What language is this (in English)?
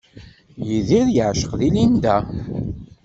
Kabyle